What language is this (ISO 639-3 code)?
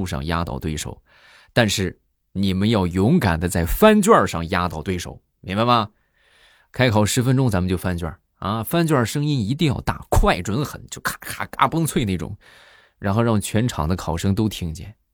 zho